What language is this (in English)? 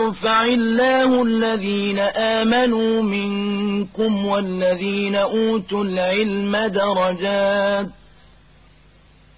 Arabic